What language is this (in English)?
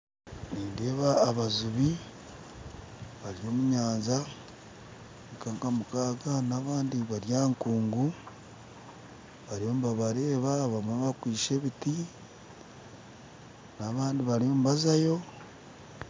Nyankole